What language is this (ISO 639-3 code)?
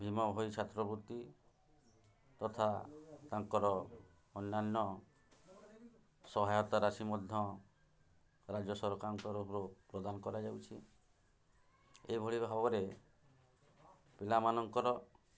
ori